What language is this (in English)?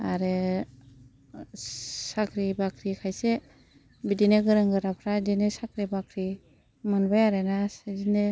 Bodo